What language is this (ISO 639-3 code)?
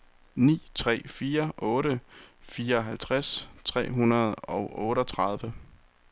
dan